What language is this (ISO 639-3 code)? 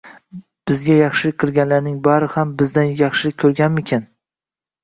uzb